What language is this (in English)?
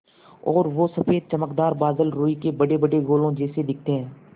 Hindi